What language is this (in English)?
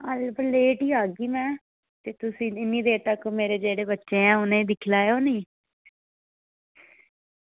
Dogri